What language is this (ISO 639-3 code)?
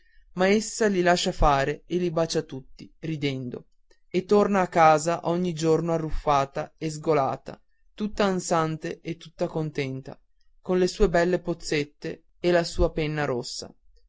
ita